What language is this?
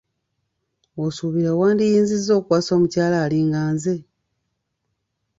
Ganda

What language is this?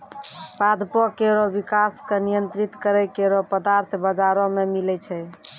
Maithili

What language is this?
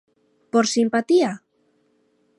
Galician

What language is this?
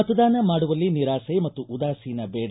Kannada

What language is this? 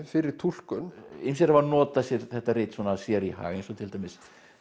Icelandic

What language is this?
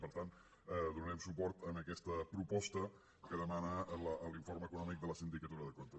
Catalan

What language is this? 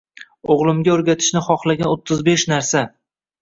Uzbek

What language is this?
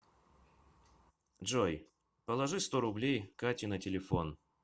Russian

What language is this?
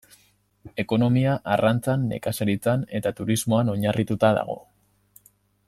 Basque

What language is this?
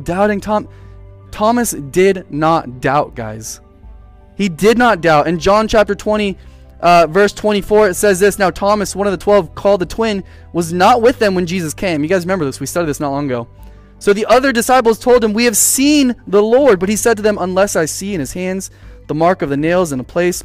English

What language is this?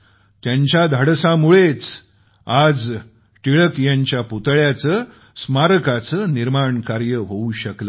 Marathi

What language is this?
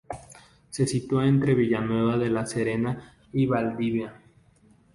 Spanish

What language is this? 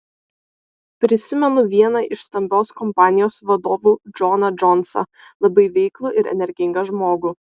Lithuanian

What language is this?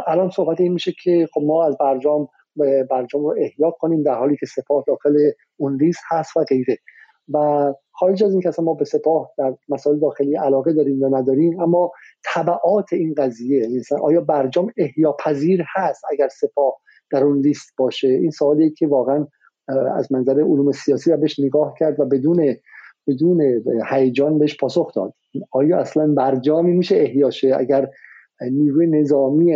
Persian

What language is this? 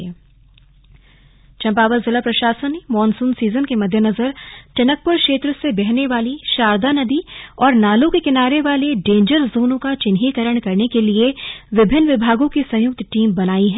Hindi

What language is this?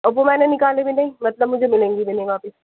Urdu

